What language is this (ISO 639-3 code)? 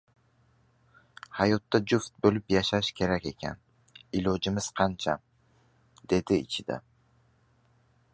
uzb